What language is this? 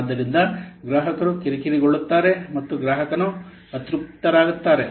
Kannada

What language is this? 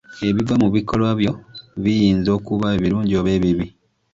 Ganda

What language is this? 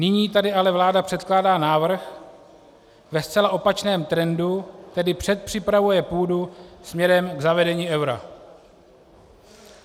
Czech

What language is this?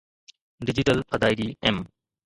Sindhi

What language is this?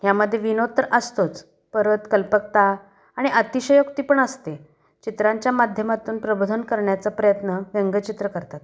Marathi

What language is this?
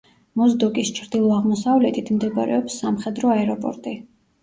Georgian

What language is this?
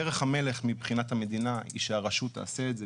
Hebrew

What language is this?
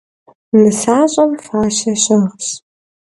Kabardian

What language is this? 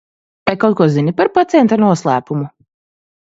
Latvian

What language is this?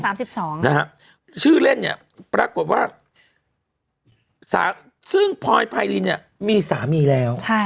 Thai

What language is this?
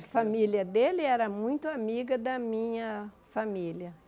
Portuguese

